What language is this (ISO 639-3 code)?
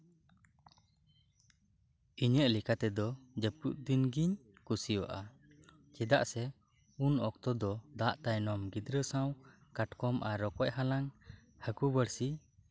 sat